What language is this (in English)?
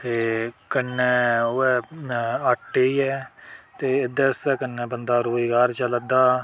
Dogri